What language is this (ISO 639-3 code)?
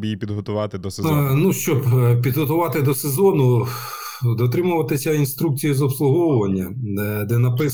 ukr